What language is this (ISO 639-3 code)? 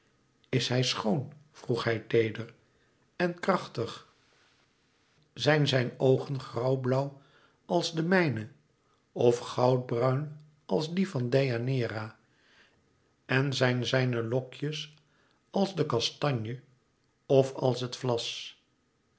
nld